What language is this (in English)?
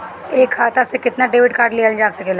Bhojpuri